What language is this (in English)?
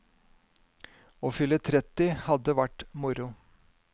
Norwegian